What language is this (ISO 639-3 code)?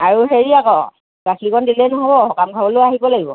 asm